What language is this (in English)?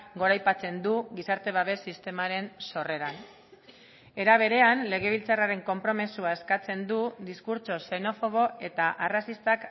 Basque